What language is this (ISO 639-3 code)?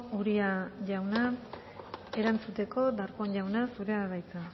eus